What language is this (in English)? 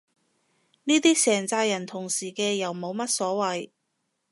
Cantonese